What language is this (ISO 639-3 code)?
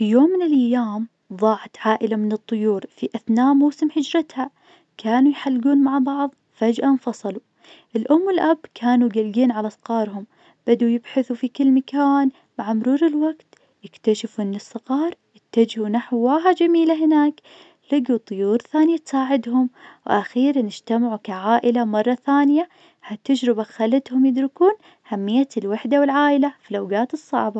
ars